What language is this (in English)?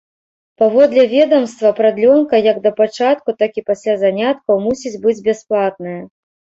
Belarusian